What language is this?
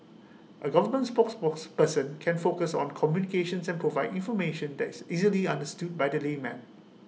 English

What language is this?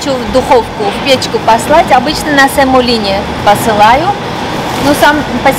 Russian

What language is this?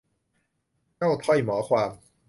Thai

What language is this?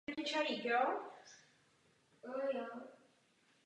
Czech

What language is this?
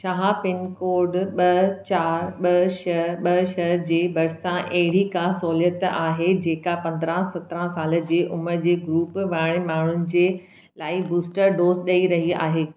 Sindhi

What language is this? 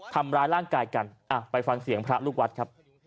Thai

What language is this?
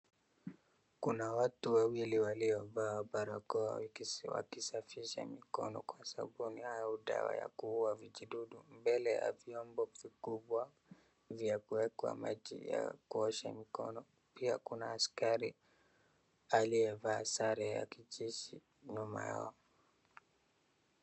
Swahili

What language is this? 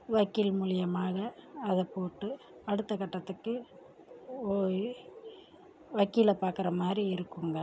Tamil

